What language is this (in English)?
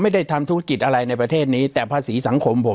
Thai